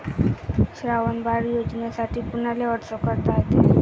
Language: Marathi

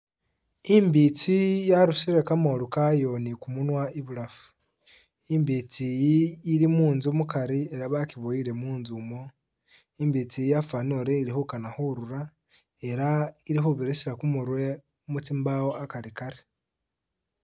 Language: Masaaba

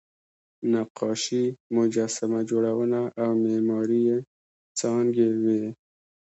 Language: Pashto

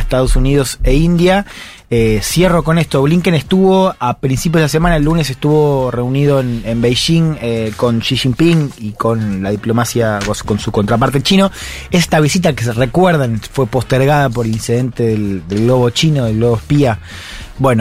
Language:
Spanish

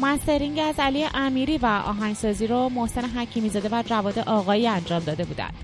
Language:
Persian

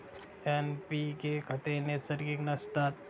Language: Marathi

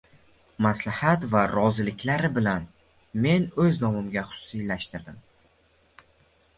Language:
Uzbek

